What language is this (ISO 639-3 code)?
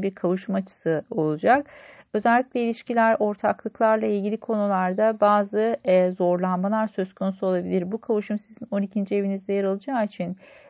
tur